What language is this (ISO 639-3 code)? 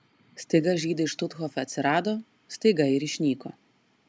lit